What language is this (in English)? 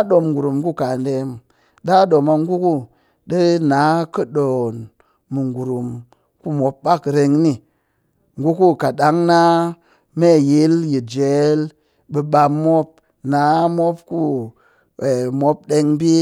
Cakfem-Mushere